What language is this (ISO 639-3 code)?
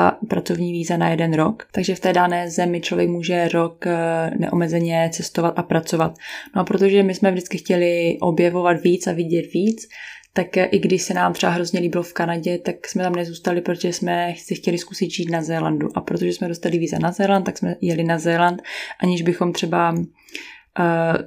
ces